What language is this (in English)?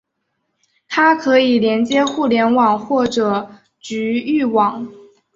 Chinese